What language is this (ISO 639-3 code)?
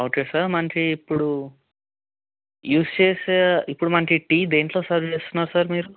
tel